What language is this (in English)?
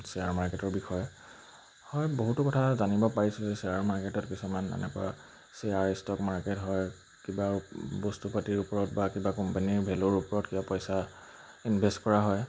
Assamese